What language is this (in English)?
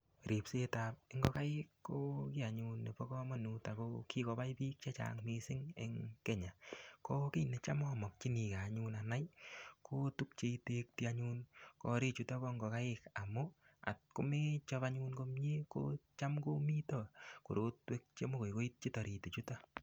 Kalenjin